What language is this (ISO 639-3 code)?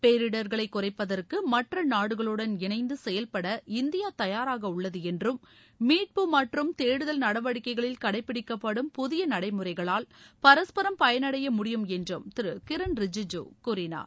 tam